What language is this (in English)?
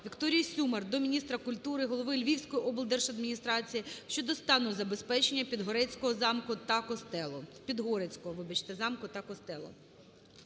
Ukrainian